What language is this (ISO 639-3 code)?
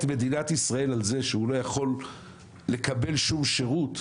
heb